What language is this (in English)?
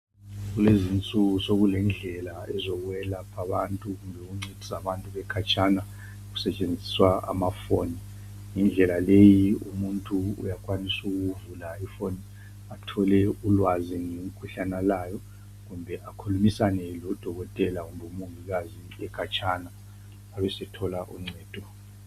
North Ndebele